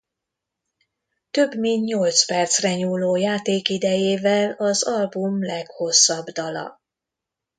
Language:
Hungarian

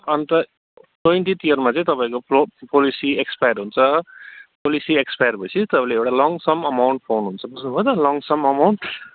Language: Nepali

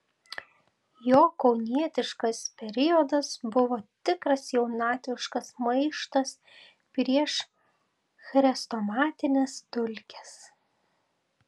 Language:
Lithuanian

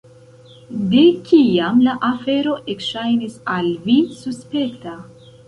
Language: Esperanto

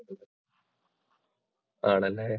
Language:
Malayalam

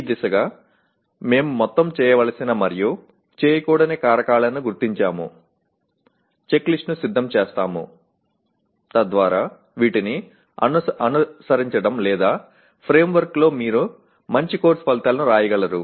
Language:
Telugu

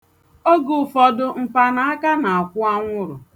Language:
Igbo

